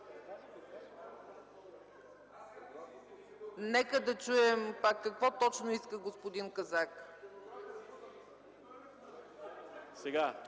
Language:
Bulgarian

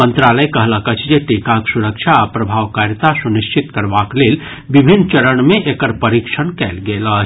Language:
Maithili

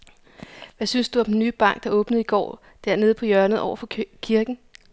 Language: Danish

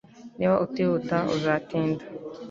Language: Kinyarwanda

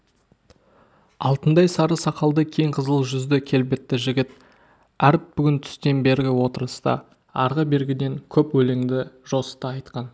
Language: Kazakh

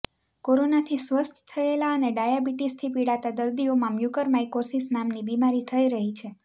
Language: Gujarati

